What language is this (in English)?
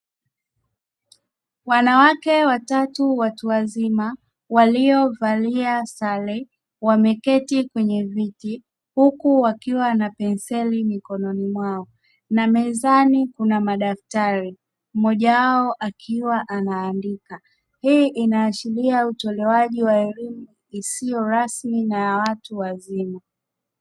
Swahili